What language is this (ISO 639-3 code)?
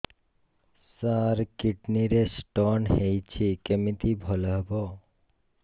ori